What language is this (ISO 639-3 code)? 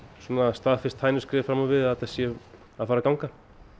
isl